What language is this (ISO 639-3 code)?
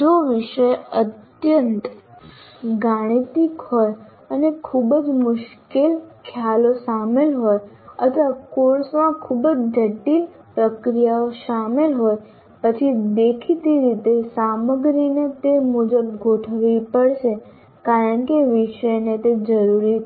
guj